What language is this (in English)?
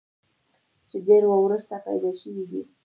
Pashto